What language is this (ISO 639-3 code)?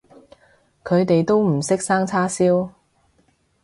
yue